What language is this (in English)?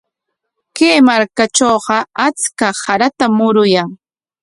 Corongo Ancash Quechua